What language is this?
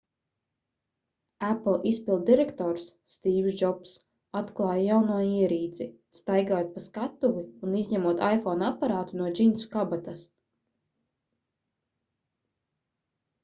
Latvian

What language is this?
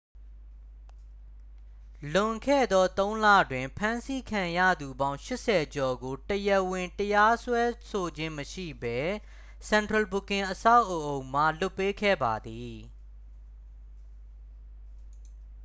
Burmese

